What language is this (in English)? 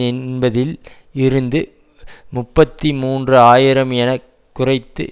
Tamil